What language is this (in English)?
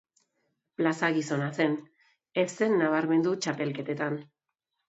Basque